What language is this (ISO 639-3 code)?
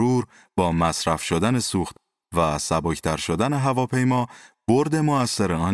fas